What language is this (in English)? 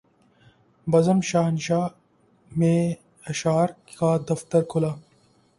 Urdu